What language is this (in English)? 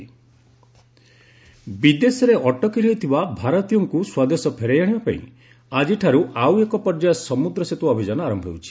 Odia